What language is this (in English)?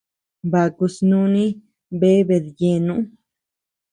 Tepeuxila Cuicatec